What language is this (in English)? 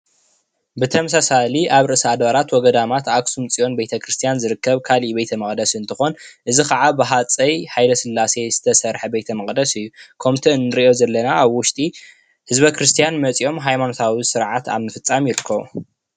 Tigrinya